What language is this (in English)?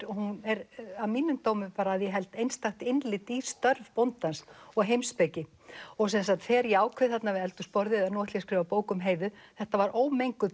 Icelandic